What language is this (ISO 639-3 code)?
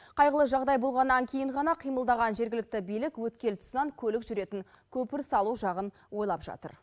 kaz